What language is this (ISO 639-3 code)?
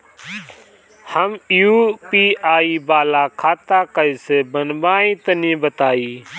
bho